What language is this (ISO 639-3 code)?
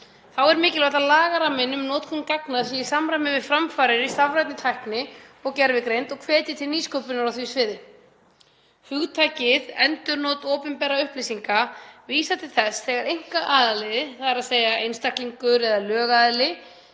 isl